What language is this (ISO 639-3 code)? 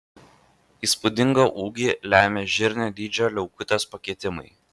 lit